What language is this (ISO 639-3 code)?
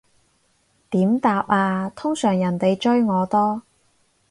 yue